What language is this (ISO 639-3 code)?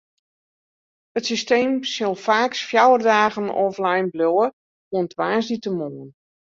fry